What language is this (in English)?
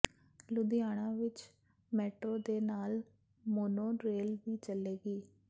Punjabi